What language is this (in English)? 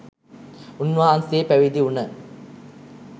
Sinhala